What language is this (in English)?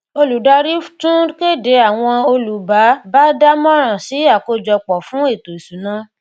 Yoruba